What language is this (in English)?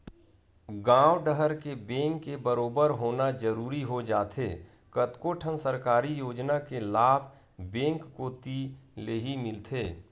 Chhattisgarhi